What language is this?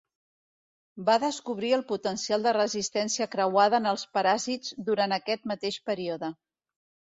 Catalan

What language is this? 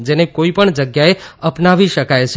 Gujarati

